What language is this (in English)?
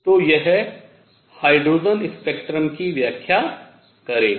Hindi